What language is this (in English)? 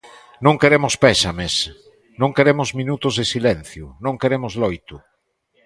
Galician